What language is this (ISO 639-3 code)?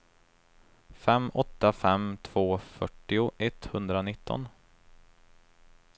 swe